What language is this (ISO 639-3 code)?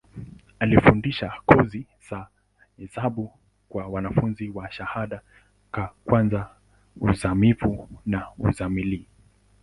swa